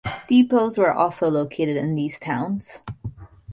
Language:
English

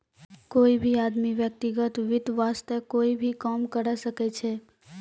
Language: Maithili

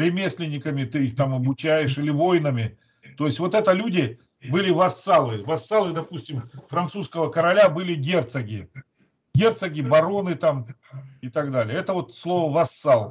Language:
Russian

